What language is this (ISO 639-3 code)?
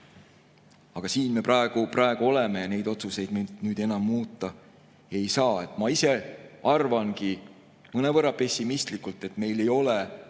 est